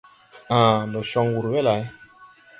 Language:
Tupuri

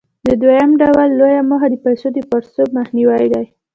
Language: Pashto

